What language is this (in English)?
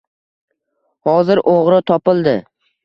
Uzbek